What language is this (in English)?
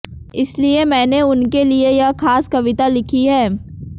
Hindi